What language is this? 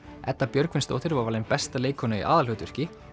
Icelandic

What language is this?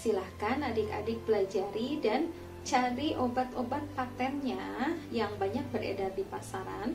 Indonesian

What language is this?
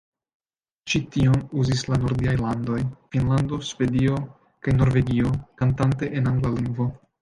Esperanto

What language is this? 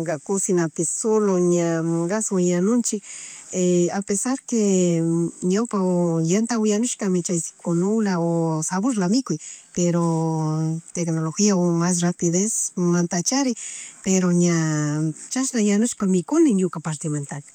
Chimborazo Highland Quichua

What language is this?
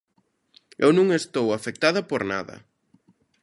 Galician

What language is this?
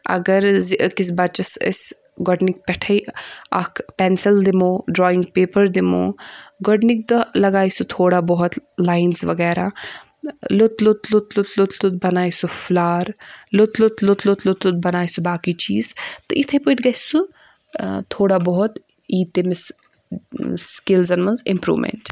Kashmiri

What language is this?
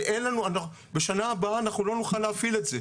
Hebrew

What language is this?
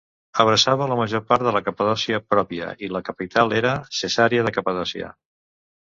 Catalan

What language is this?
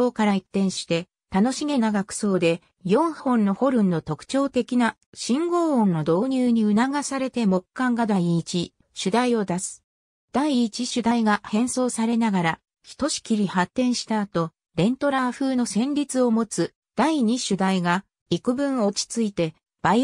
Japanese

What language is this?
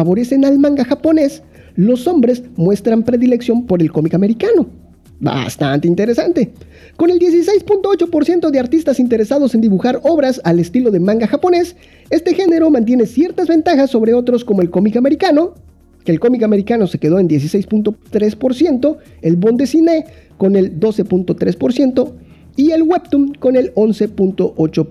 Spanish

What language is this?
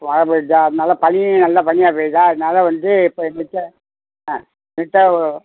Tamil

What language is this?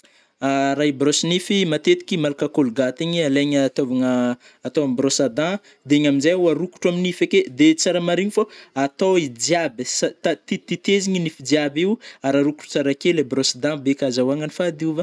Northern Betsimisaraka Malagasy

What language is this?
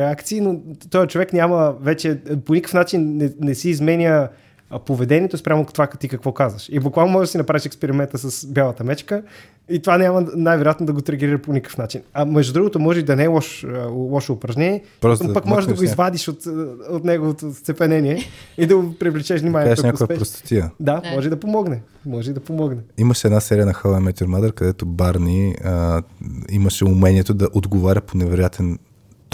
Bulgarian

